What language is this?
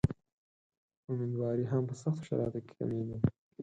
Pashto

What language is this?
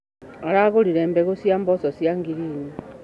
Kikuyu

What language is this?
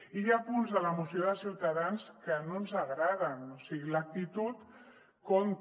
Catalan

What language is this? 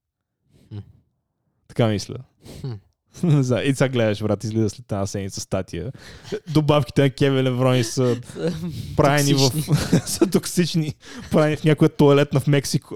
Bulgarian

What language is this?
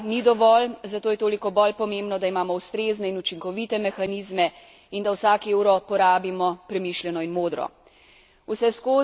Slovenian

